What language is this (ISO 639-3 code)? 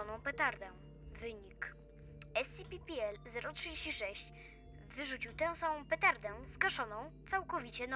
pol